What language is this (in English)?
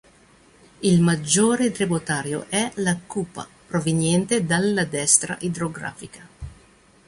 Italian